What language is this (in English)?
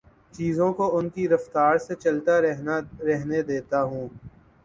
Urdu